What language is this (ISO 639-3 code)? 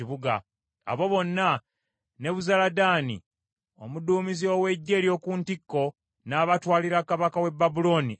lug